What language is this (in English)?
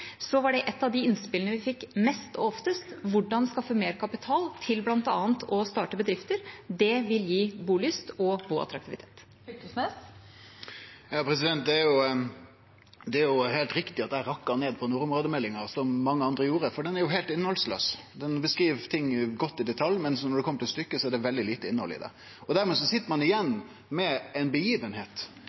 Norwegian